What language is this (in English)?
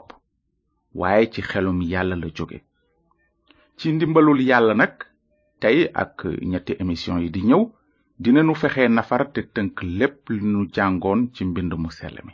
French